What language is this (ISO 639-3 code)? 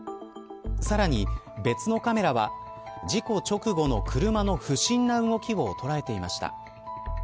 jpn